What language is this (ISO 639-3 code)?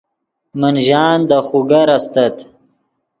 ydg